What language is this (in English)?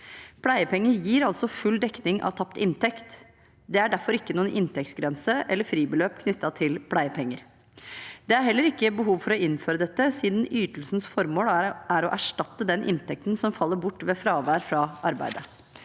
Norwegian